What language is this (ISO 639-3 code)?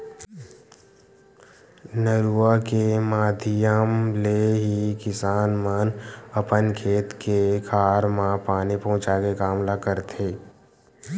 hne